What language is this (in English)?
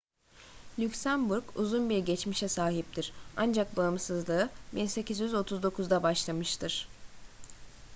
Turkish